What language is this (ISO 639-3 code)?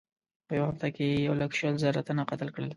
pus